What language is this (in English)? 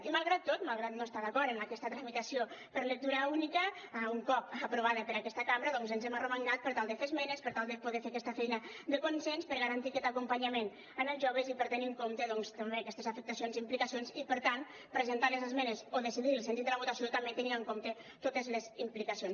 Catalan